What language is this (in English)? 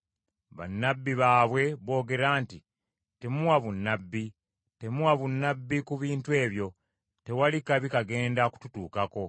Ganda